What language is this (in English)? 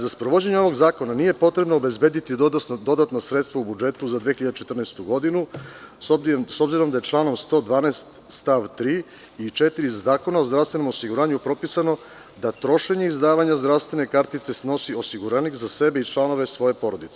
Serbian